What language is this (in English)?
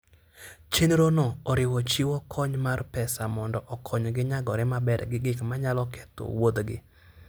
Luo (Kenya and Tanzania)